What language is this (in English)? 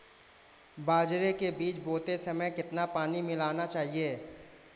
Hindi